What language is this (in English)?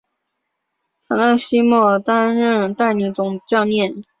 Chinese